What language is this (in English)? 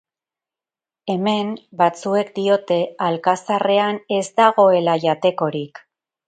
Basque